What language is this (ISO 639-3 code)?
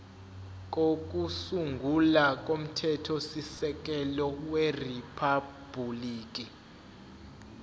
zul